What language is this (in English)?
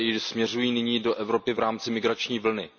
Czech